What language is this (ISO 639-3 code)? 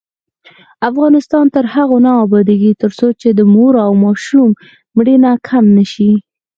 pus